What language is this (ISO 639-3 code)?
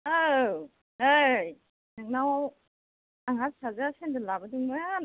brx